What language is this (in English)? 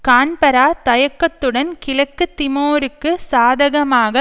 Tamil